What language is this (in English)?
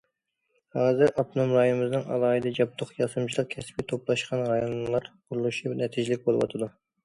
Uyghur